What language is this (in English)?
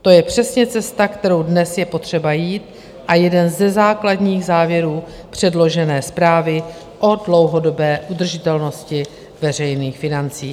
Czech